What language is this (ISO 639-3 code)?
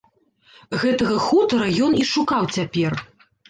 bel